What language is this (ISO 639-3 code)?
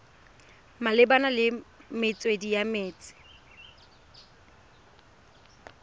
tsn